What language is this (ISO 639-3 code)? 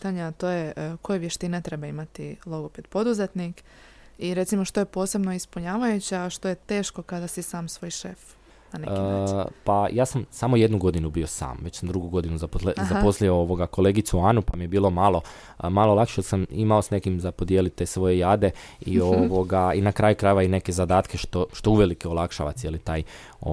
hrv